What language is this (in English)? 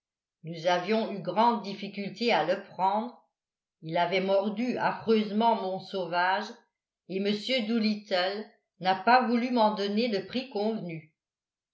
French